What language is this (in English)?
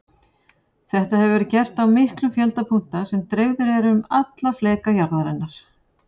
Icelandic